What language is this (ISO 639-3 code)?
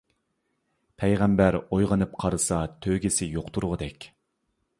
uig